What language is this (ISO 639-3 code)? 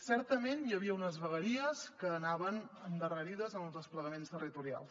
cat